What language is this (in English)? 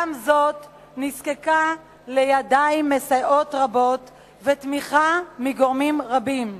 Hebrew